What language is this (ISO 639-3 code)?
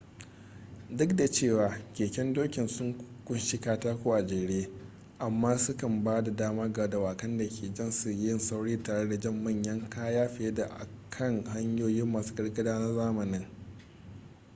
hau